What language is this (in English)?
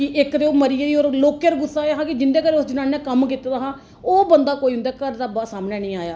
Dogri